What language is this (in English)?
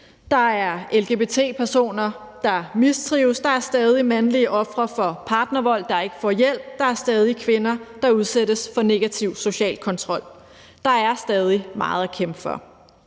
Danish